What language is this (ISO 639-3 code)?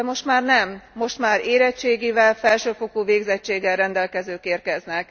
hun